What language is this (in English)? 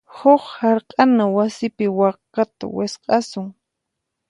Puno Quechua